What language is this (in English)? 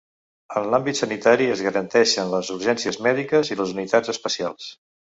Catalan